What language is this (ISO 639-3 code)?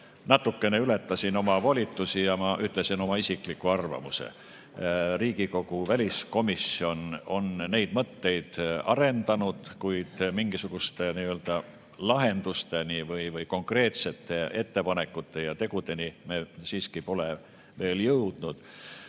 est